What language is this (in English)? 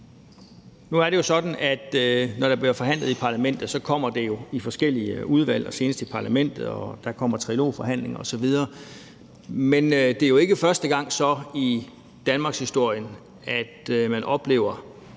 Danish